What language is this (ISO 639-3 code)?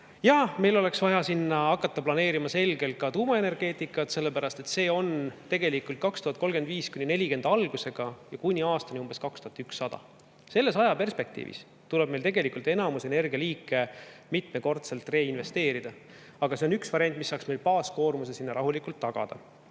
est